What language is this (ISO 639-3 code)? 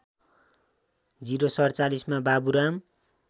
nep